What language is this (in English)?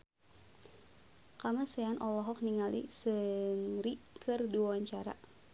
Sundanese